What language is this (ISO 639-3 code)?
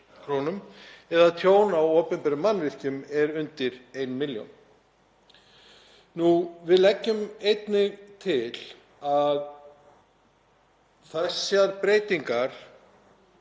isl